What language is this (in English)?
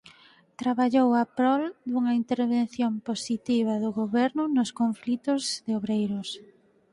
Galician